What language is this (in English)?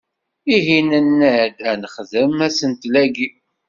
Kabyle